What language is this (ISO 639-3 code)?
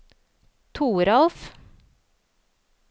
nor